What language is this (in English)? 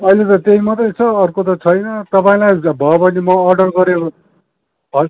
Nepali